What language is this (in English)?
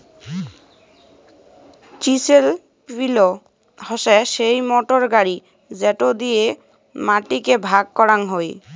Bangla